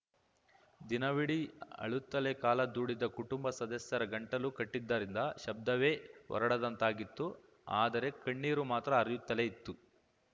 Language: Kannada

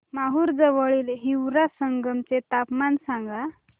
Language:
Marathi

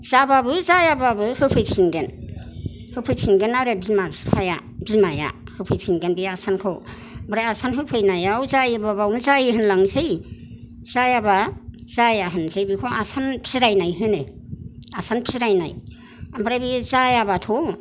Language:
Bodo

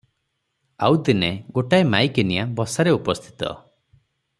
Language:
Odia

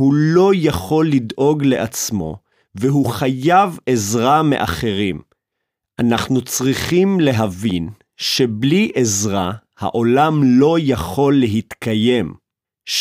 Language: Hebrew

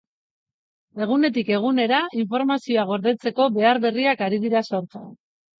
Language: Basque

